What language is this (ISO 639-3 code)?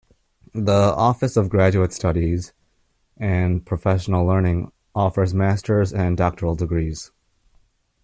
eng